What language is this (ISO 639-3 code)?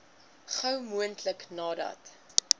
afr